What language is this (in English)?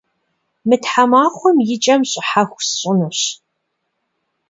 Kabardian